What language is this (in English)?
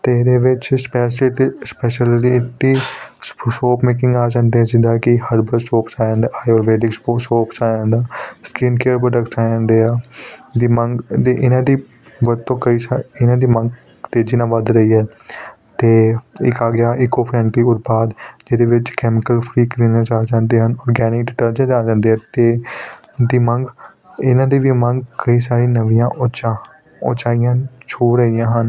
Punjabi